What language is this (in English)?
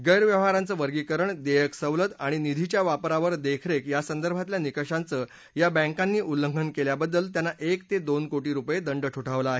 Marathi